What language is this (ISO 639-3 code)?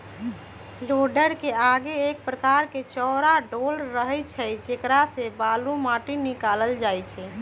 mag